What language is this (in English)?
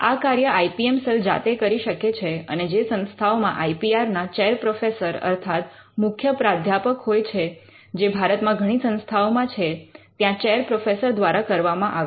Gujarati